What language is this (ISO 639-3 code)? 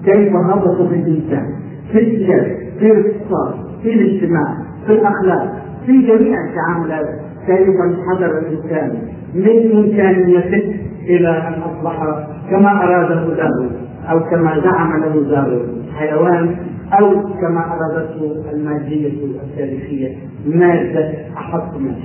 ara